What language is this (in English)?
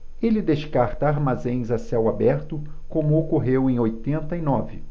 Portuguese